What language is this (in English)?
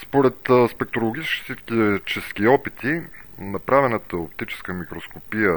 Bulgarian